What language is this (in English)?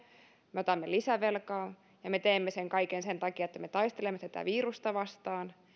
Finnish